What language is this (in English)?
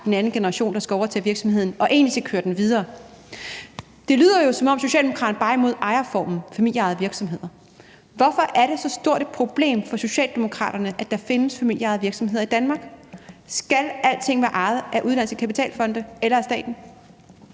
Danish